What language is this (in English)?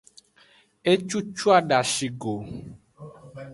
Aja (Benin)